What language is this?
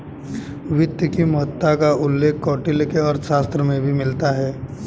Hindi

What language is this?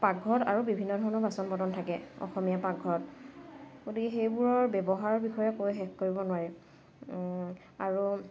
Assamese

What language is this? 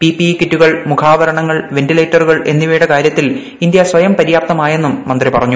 Malayalam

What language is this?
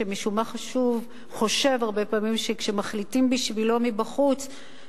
Hebrew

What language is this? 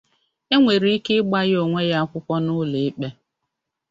Igbo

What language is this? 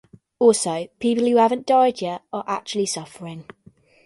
English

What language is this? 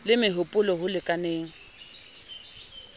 Southern Sotho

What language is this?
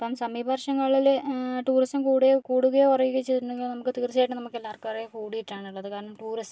Malayalam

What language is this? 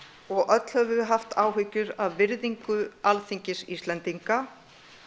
Icelandic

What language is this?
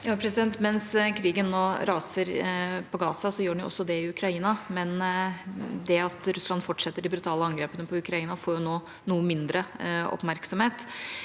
Norwegian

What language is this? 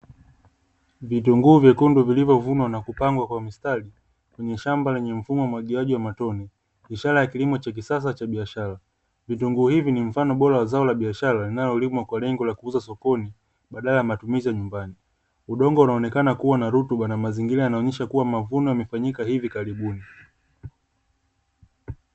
Swahili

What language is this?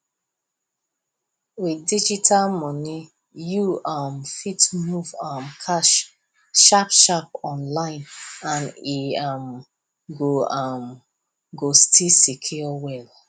Nigerian Pidgin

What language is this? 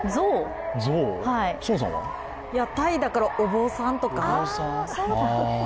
Japanese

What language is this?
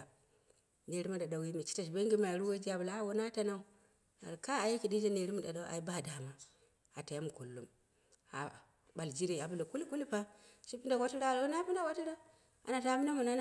Dera (Nigeria)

